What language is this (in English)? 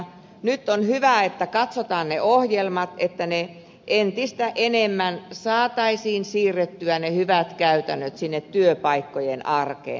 Finnish